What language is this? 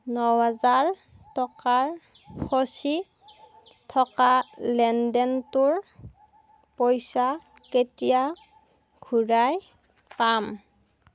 Assamese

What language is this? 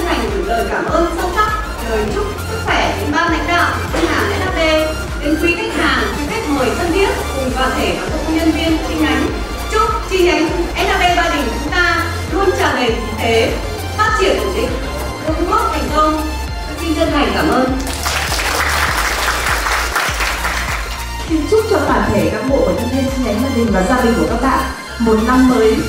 Vietnamese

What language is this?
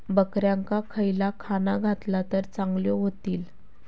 Marathi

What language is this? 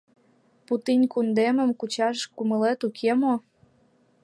Mari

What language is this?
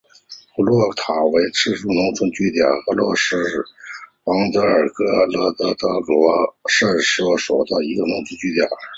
Chinese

